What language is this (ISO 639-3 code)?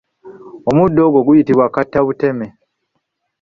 lug